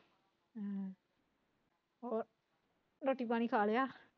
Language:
Punjabi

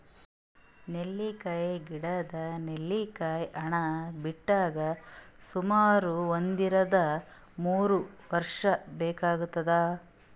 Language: Kannada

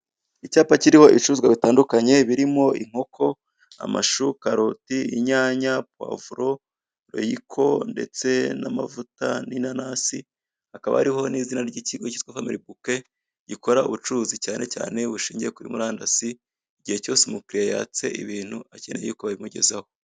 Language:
Kinyarwanda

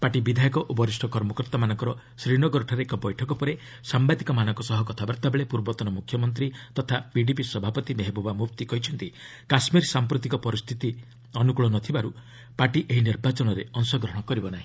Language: Odia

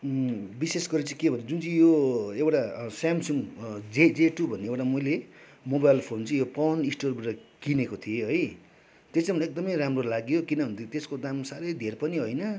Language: Nepali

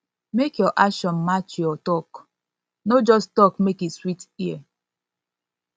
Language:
Nigerian Pidgin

